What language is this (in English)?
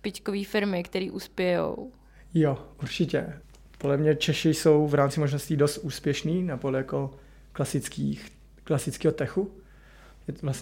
Czech